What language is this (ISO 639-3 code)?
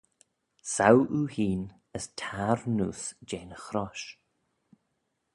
glv